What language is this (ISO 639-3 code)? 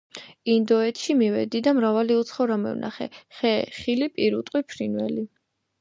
kat